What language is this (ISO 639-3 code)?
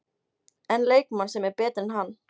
isl